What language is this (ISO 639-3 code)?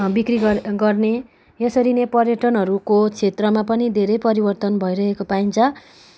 nep